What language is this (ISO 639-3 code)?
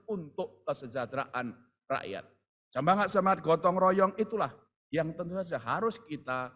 ind